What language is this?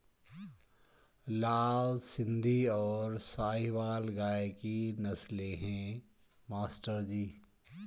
Hindi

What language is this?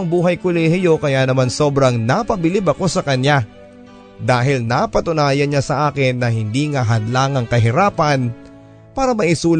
Filipino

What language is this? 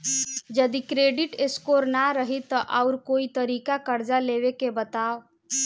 Bhojpuri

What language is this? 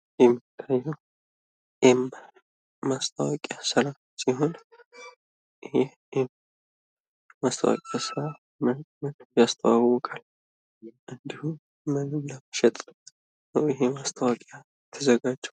Amharic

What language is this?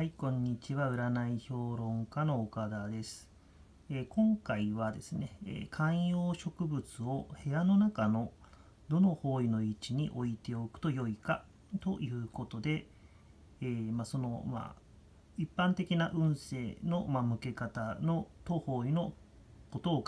Japanese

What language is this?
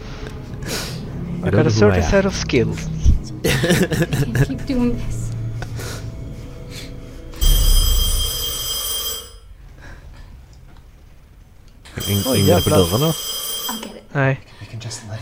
Swedish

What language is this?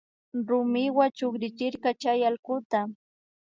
Imbabura Highland Quichua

